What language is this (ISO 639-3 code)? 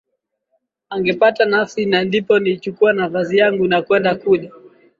swa